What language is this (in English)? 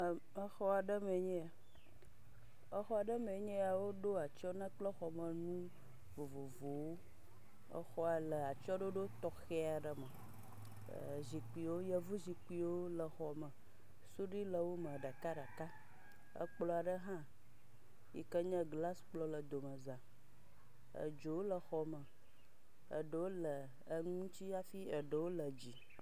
Ewe